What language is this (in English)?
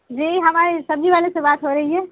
Urdu